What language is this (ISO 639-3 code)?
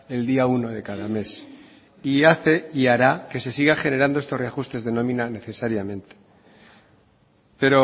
spa